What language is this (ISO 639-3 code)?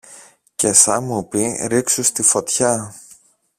ell